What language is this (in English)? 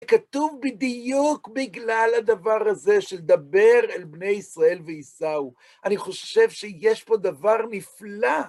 Hebrew